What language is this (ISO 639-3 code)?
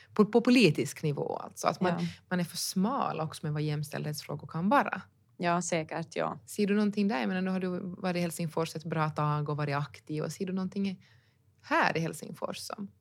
swe